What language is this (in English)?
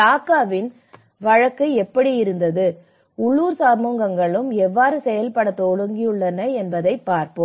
Tamil